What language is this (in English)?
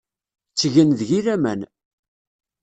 Kabyle